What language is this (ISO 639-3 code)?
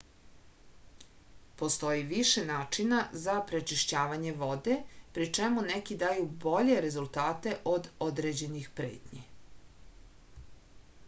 srp